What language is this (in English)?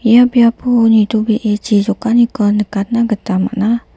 Garo